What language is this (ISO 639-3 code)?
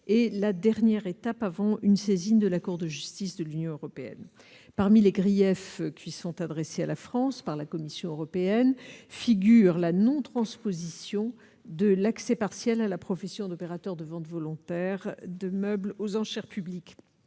fra